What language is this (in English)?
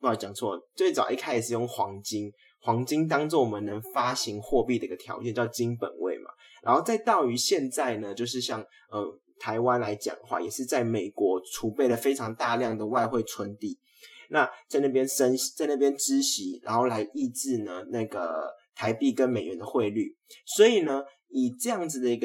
Chinese